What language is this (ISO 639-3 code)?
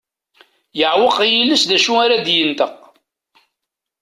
kab